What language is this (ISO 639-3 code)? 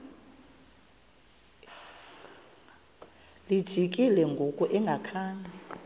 xho